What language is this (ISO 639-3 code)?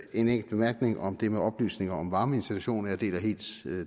dan